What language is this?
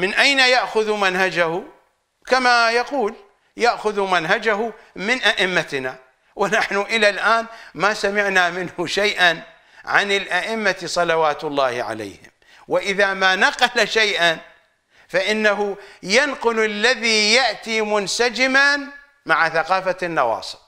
Arabic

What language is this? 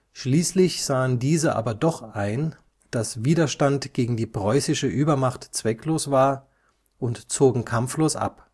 German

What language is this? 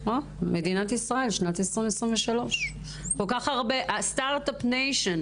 Hebrew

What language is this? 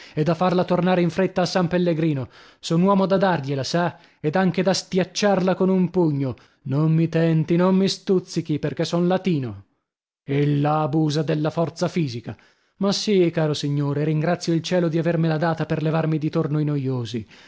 Italian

